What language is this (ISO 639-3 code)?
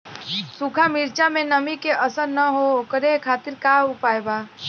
bho